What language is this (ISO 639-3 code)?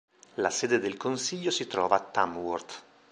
ita